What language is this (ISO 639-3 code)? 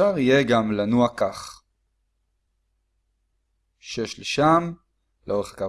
heb